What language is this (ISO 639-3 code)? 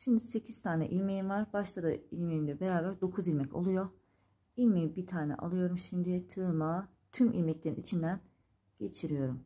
tur